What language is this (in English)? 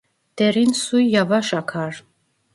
Turkish